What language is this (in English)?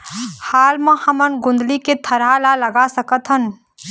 Chhattisgarhi